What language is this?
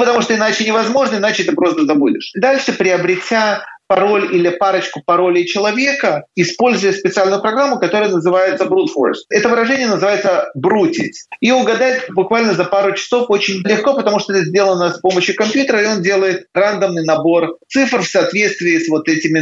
Russian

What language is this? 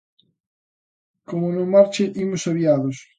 Galician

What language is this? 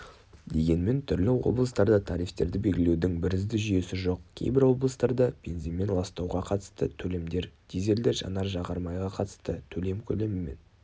Kazakh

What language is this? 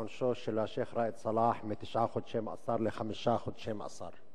Hebrew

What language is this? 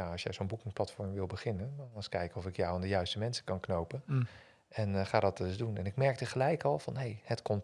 Dutch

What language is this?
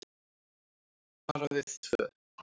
Icelandic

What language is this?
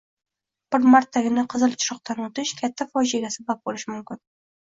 Uzbek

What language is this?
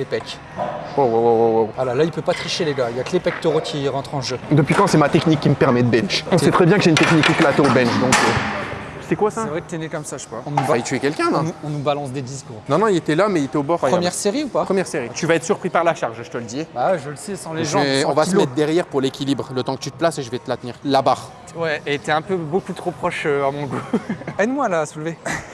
French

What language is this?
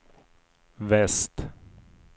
Swedish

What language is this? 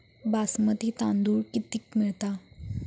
Marathi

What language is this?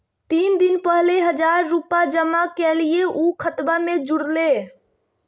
Magahi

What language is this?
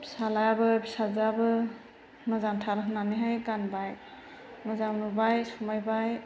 Bodo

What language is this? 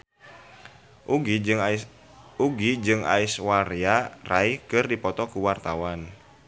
Sundanese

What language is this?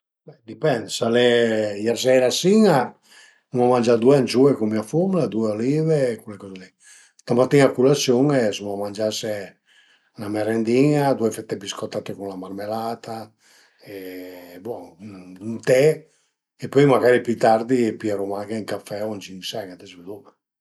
Piedmontese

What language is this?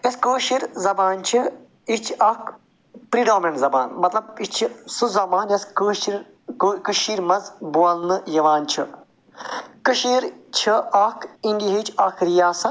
Kashmiri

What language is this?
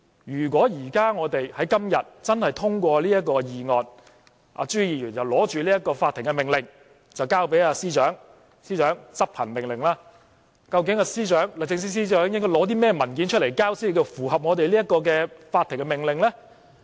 Cantonese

